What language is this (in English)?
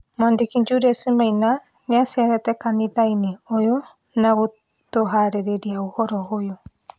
Kikuyu